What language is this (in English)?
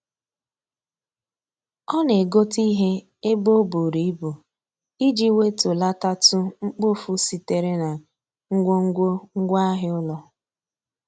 Igbo